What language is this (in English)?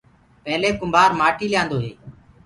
Gurgula